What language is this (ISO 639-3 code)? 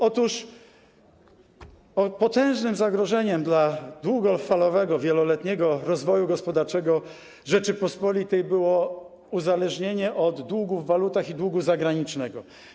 pol